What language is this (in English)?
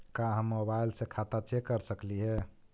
Magahi